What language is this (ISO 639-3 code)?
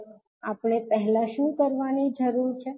guj